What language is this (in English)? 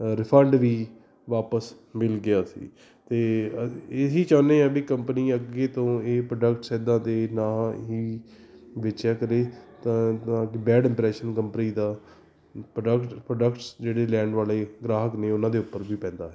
Punjabi